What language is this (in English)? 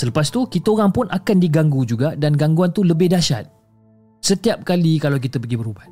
Malay